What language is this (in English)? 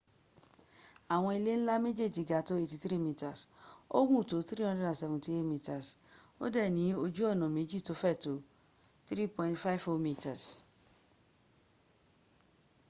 Yoruba